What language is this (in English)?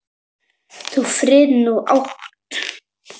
Icelandic